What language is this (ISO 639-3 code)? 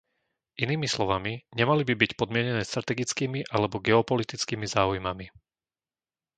slk